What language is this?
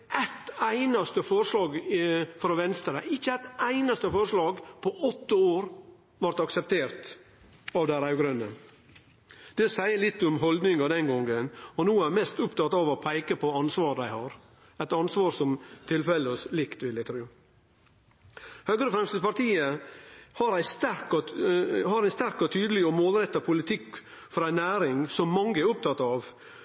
Norwegian Nynorsk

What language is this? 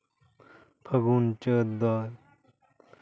Santali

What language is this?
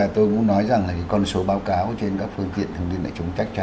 Vietnamese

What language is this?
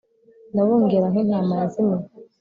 Kinyarwanda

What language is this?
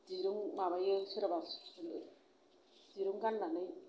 Bodo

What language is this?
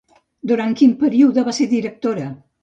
Catalan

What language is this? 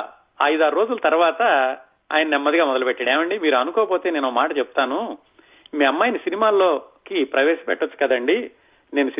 Telugu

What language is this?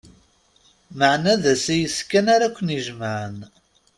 Kabyle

